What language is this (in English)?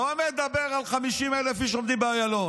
Hebrew